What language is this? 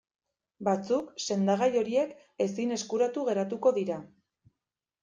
Basque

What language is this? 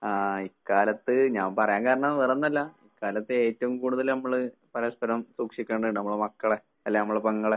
Malayalam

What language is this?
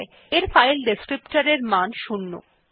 Bangla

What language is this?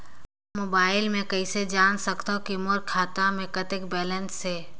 Chhattisgarhi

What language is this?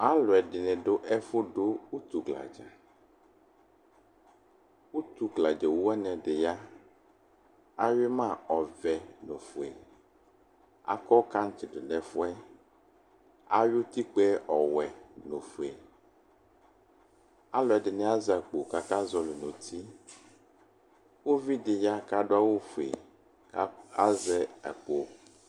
Ikposo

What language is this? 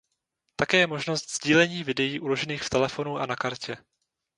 Czech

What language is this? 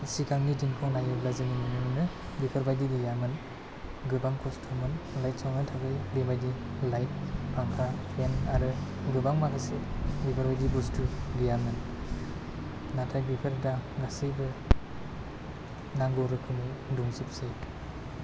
Bodo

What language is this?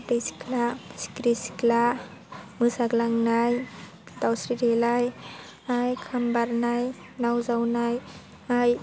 Bodo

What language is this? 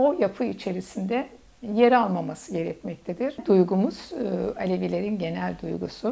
Turkish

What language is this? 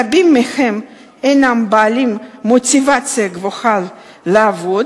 Hebrew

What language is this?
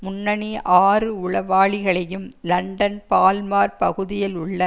Tamil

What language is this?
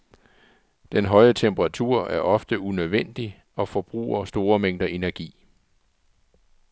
Danish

